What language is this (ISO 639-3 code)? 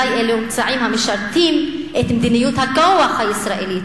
heb